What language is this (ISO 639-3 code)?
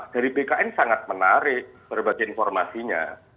ind